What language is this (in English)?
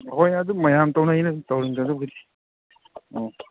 Manipuri